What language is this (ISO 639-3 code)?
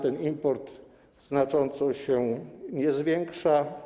pol